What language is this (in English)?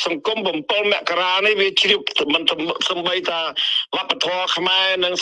Vietnamese